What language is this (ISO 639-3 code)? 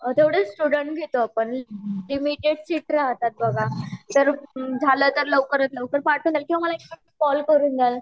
mar